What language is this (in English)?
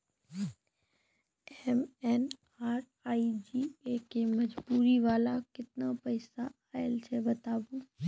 Maithili